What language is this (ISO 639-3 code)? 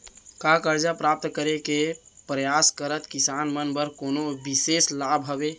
hne